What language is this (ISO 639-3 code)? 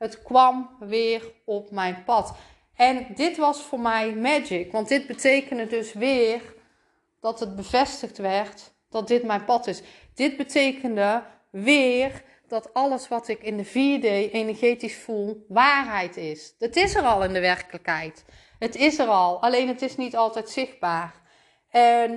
nld